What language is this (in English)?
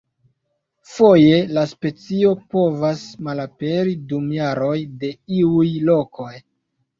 Esperanto